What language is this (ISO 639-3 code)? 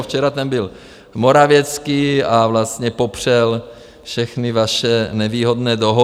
ces